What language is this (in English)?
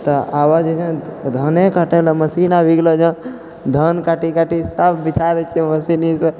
Maithili